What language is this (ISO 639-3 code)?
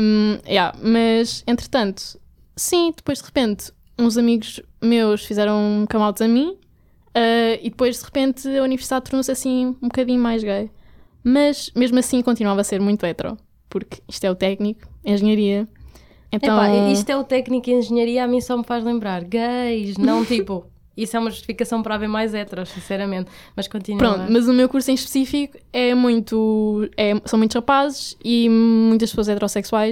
por